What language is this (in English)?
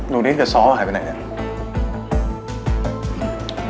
Thai